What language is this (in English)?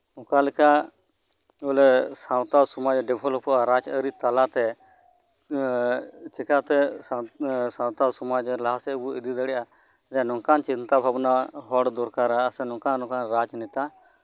Santali